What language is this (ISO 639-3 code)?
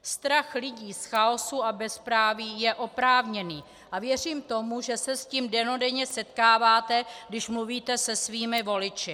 ces